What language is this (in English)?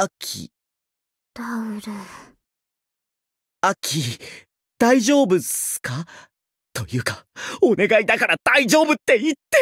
Japanese